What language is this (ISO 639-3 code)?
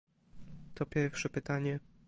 pol